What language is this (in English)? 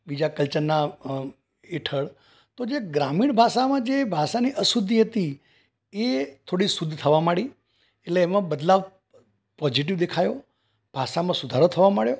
Gujarati